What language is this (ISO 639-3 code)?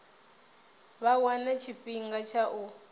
ven